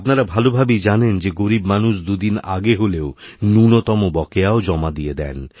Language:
Bangla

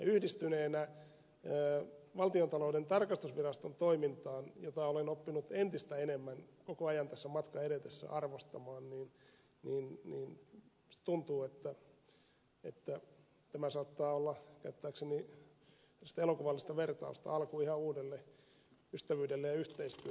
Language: Finnish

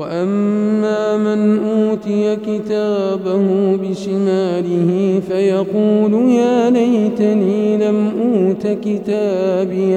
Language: Arabic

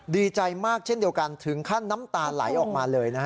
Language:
Thai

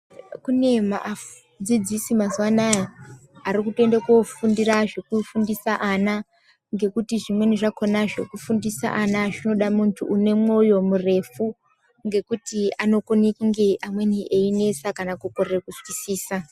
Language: Ndau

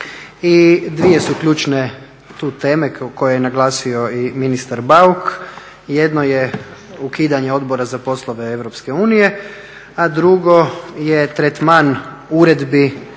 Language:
Croatian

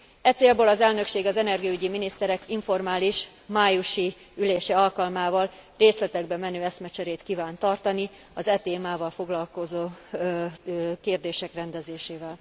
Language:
Hungarian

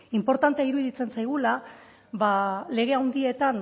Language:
Basque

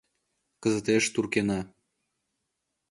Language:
Mari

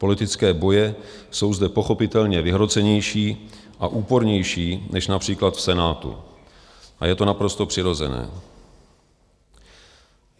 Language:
Czech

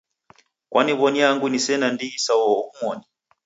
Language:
Taita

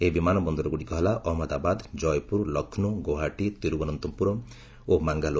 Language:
Odia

